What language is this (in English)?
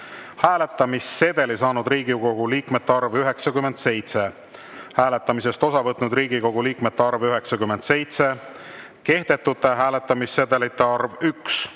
Estonian